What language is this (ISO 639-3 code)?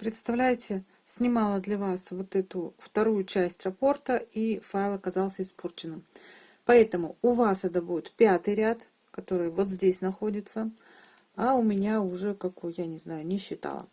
rus